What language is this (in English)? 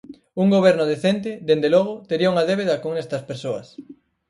Galician